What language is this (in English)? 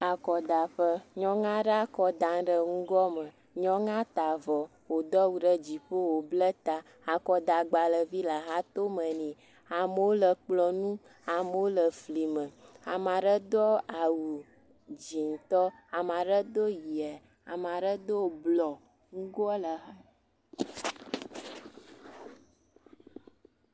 Ewe